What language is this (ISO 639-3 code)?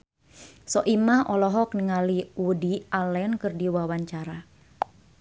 sun